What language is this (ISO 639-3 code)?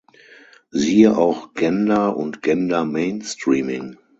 deu